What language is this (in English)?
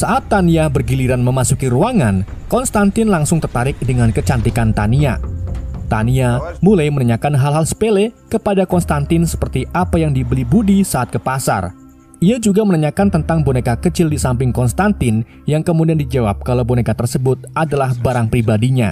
Indonesian